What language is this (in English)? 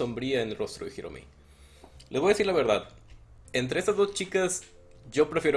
Spanish